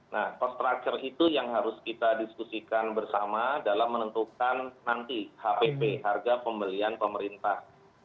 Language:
Indonesian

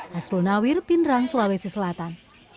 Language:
Indonesian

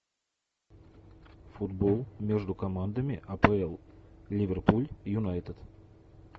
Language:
Russian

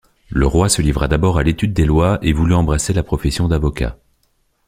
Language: French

